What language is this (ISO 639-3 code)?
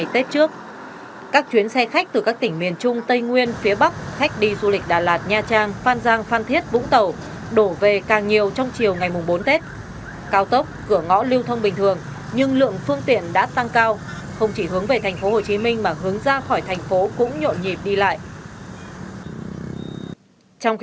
vie